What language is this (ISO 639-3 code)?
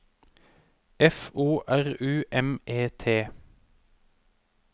nor